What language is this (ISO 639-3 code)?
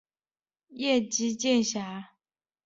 zho